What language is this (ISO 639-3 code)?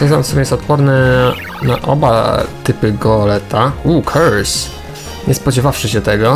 pol